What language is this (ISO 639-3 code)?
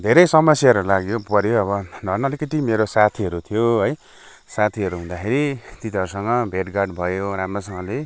nep